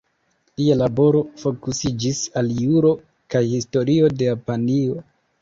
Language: Esperanto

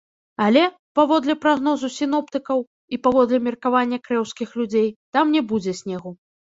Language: Belarusian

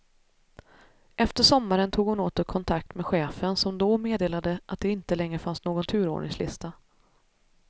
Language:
Swedish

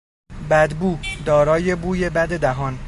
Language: Persian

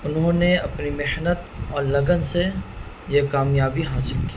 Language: Urdu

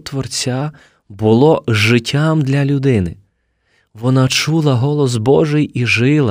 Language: Ukrainian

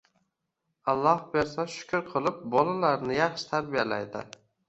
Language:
Uzbek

